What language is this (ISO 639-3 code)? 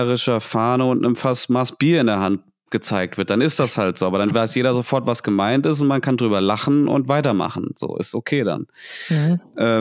deu